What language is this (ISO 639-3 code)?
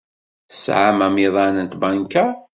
kab